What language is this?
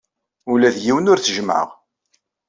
Kabyle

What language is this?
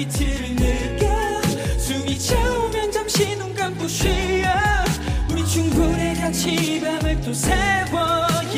Korean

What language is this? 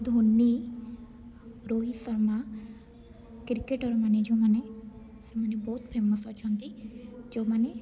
Odia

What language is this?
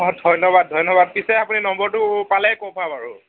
Assamese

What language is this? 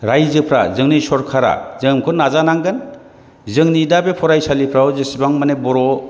Bodo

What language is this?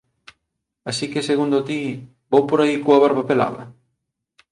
Galician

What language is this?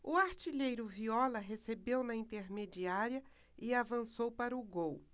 Portuguese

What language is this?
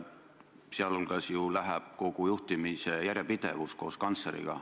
Estonian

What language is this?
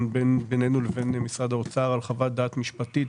Hebrew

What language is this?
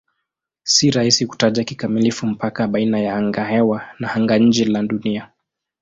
Swahili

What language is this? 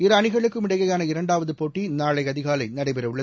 Tamil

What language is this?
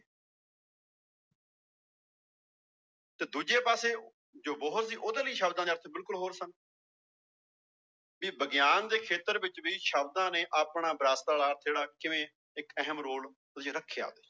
Punjabi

